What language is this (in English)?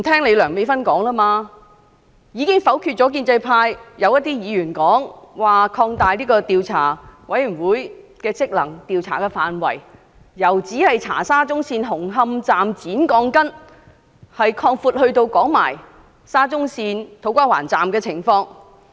Cantonese